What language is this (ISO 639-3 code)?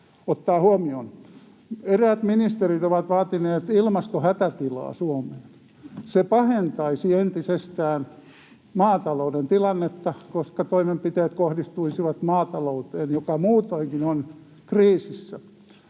fin